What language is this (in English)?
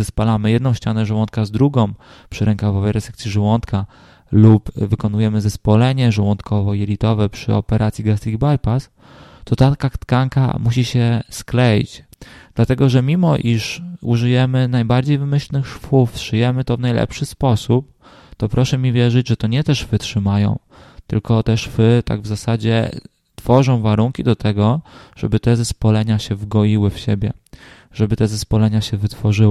Polish